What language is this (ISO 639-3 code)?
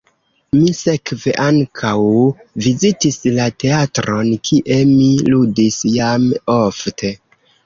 epo